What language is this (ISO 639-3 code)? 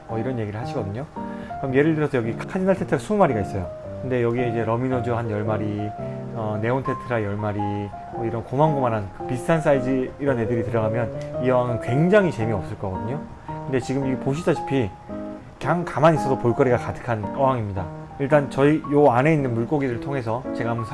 kor